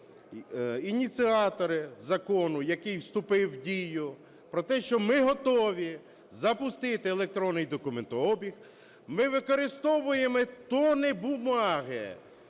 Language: Ukrainian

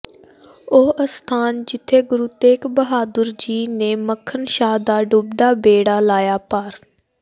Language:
Punjabi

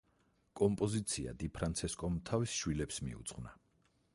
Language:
Georgian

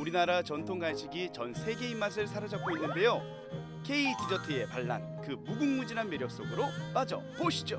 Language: Korean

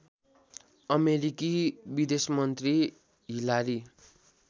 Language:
Nepali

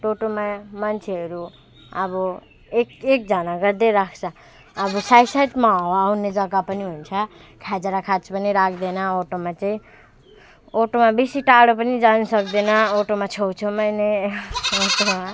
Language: Nepali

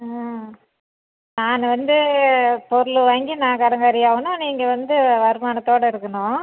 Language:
Tamil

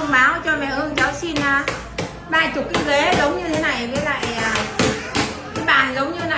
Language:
Vietnamese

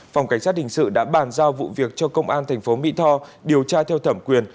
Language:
Vietnamese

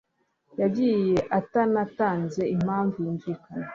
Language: Kinyarwanda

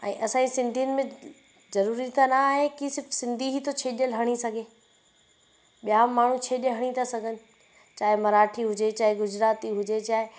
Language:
Sindhi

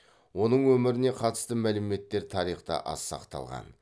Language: Kazakh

